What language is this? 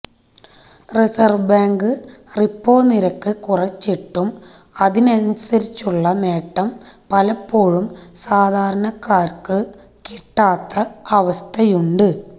Malayalam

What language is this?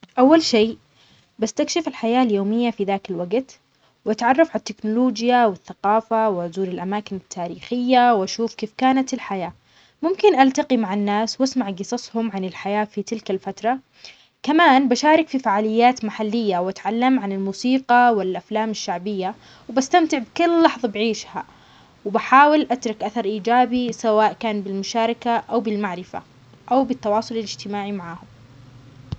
Omani Arabic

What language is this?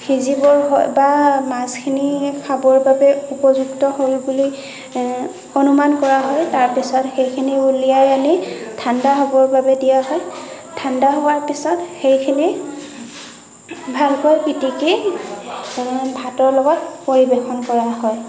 Assamese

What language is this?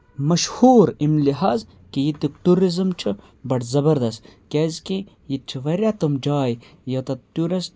Kashmiri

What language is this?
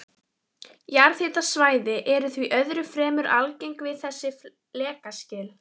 Icelandic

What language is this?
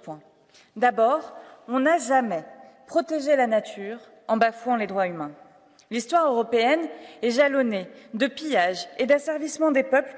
French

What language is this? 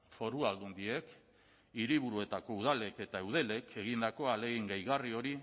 Basque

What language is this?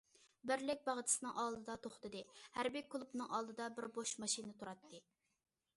Uyghur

